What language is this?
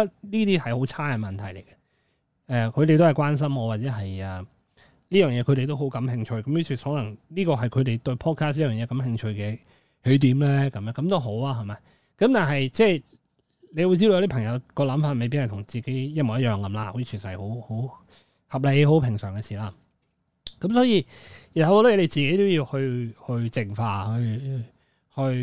Chinese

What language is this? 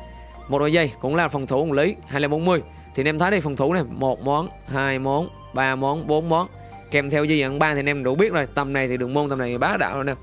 Vietnamese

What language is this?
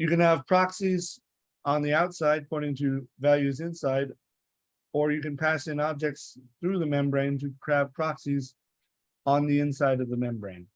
English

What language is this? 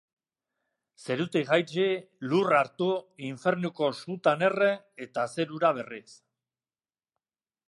Basque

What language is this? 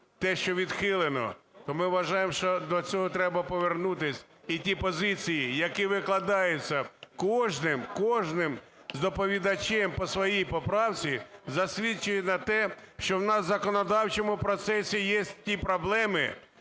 Ukrainian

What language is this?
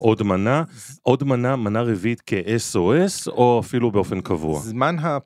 Hebrew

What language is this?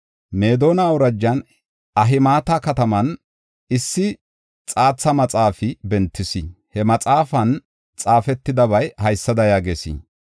Gofa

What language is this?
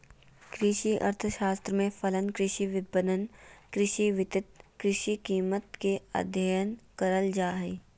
Magahi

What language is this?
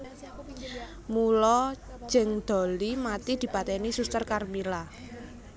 Javanese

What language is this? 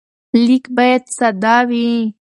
Pashto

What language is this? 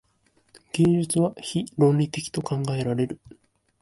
Japanese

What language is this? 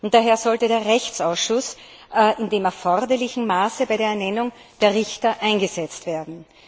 German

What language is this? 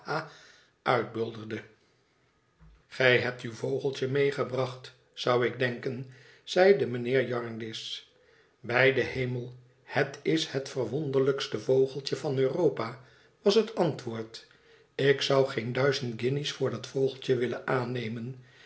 Dutch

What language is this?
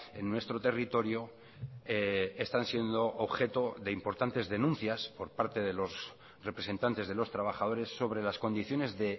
Spanish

